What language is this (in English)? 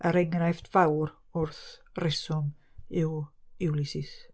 Welsh